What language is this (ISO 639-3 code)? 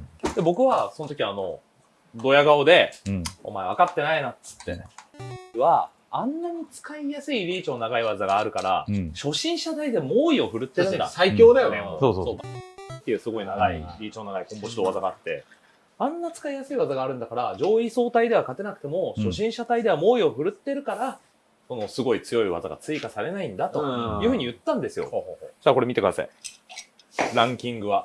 jpn